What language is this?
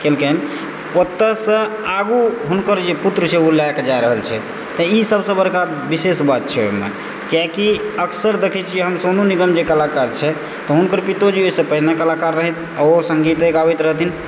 Maithili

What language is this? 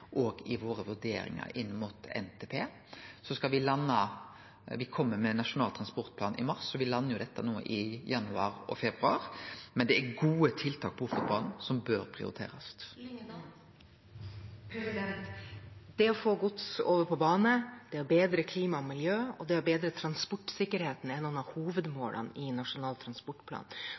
Norwegian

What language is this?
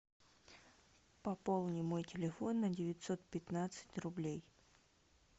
Russian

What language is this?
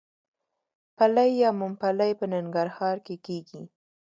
Pashto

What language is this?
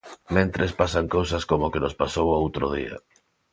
Galician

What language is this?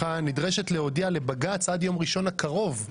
Hebrew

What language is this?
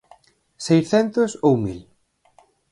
Galician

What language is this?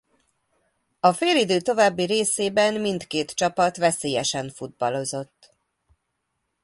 Hungarian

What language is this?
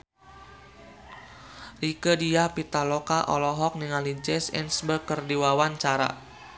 Sundanese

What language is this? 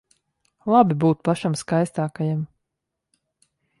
Latvian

